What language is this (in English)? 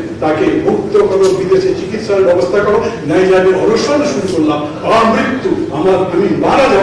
Turkish